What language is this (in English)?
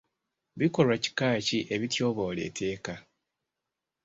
Ganda